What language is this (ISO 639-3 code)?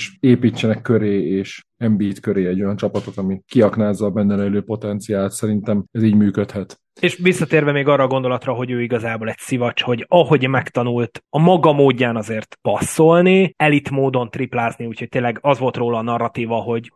hun